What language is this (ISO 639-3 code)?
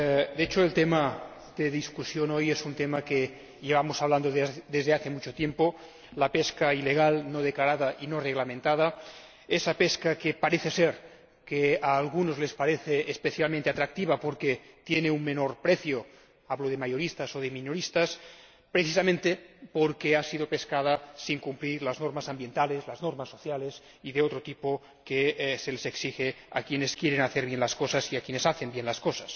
spa